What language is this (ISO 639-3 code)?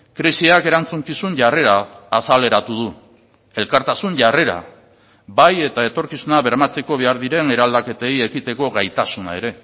eus